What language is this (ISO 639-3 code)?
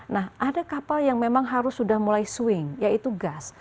ind